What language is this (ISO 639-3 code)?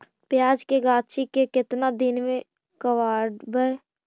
mag